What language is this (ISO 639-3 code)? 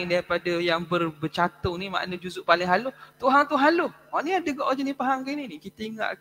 msa